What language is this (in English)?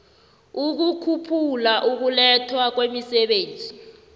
South Ndebele